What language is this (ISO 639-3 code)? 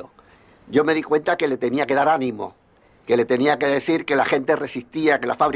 spa